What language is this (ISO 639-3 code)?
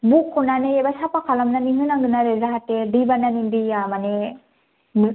brx